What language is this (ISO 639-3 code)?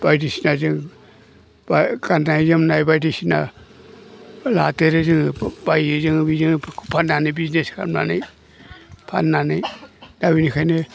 brx